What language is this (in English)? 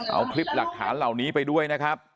Thai